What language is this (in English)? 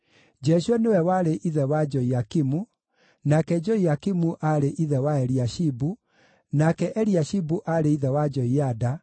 Kikuyu